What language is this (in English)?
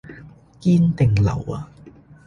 Cantonese